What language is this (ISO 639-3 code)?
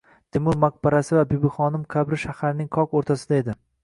uzb